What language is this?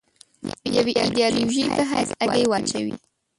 Pashto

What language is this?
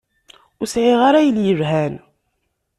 Kabyle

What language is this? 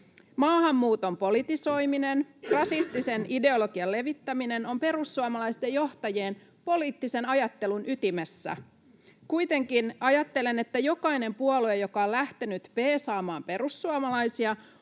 Finnish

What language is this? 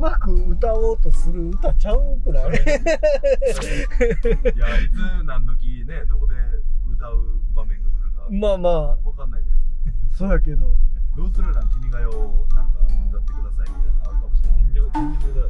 Japanese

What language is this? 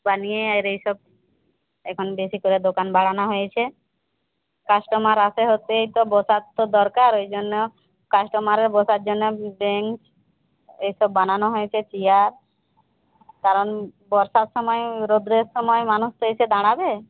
Bangla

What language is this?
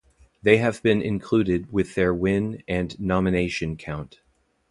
English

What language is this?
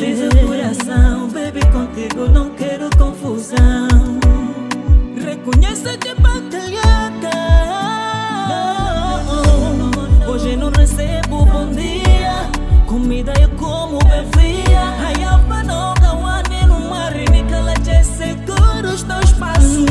Romanian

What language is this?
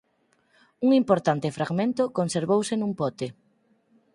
Galician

